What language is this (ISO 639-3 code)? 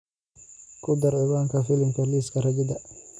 som